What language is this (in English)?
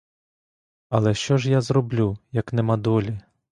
Ukrainian